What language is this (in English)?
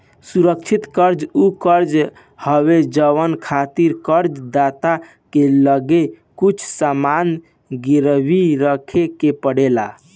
Bhojpuri